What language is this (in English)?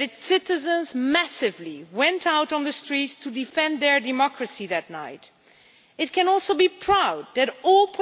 English